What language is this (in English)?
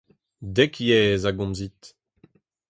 Breton